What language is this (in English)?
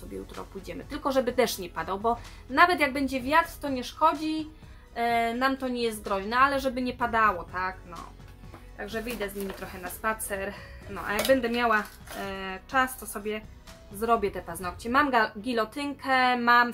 Polish